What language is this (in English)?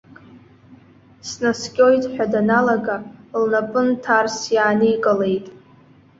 Abkhazian